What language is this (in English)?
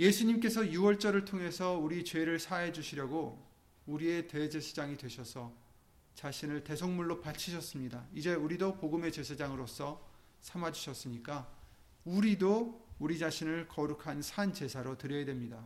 Korean